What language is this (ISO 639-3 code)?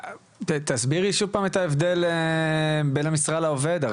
heb